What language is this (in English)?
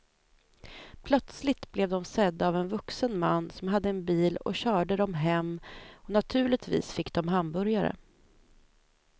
Swedish